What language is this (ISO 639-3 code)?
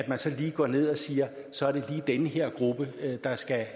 dan